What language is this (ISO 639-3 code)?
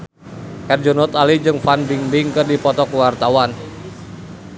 sun